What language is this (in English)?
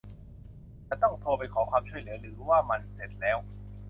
Thai